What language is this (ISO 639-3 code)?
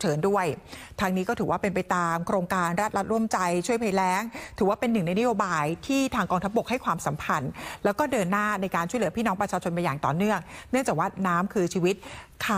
tha